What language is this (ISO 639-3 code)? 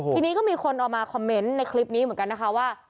tha